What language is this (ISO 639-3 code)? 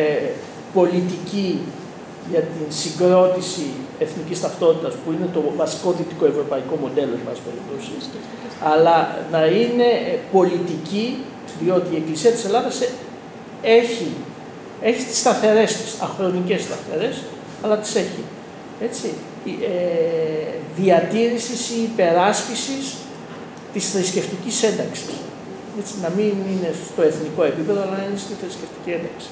ell